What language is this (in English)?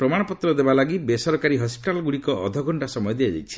Odia